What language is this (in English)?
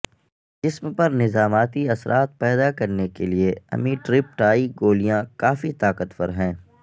Urdu